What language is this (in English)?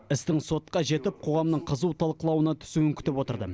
Kazakh